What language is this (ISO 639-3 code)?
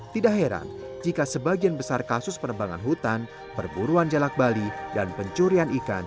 ind